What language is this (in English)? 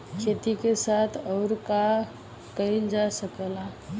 Bhojpuri